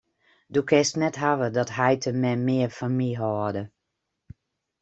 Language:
Western Frisian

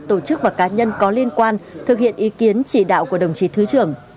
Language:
Vietnamese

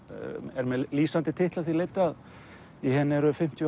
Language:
Icelandic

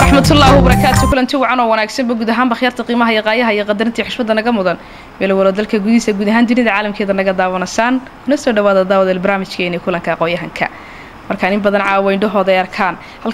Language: Arabic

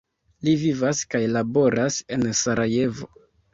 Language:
Esperanto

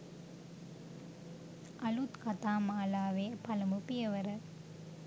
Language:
Sinhala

